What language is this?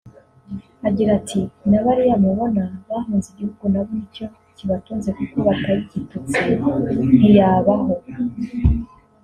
Kinyarwanda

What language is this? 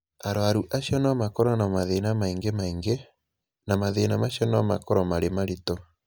Kikuyu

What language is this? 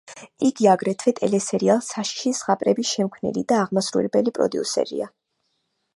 Georgian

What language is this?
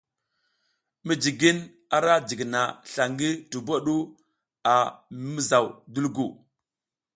South Giziga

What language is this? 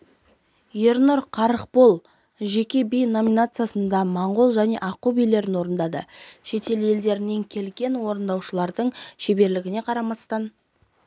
Kazakh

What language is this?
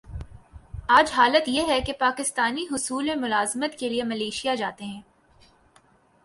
Urdu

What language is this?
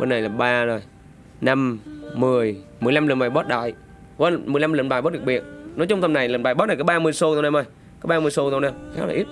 Vietnamese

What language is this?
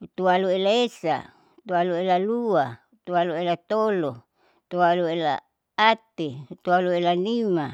Saleman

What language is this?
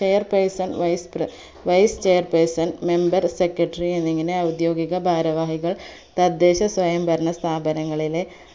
Malayalam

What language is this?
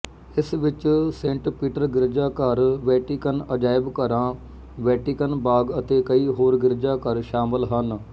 Punjabi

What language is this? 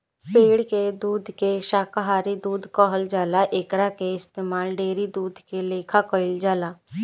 Bhojpuri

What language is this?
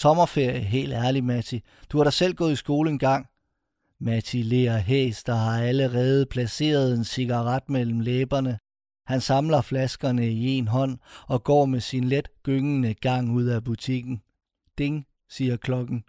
Danish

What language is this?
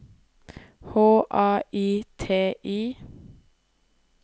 Norwegian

